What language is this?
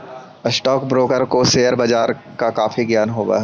Magahi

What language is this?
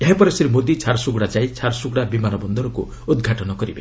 Odia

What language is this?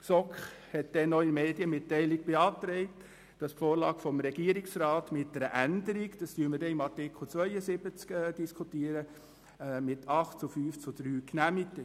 Swiss German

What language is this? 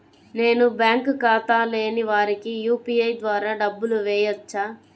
Telugu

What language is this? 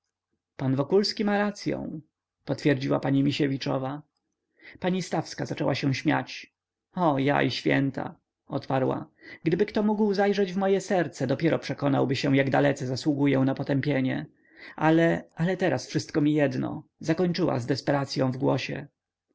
Polish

